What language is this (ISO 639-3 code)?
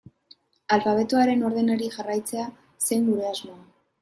eus